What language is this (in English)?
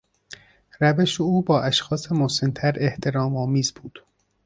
Persian